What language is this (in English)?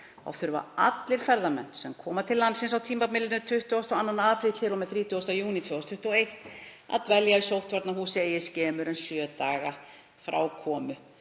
Icelandic